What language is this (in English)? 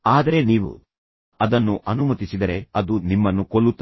Kannada